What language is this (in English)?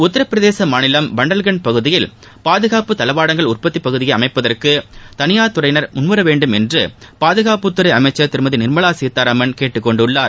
Tamil